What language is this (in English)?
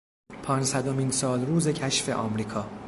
Persian